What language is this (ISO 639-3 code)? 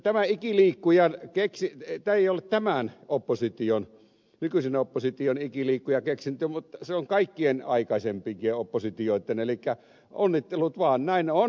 fin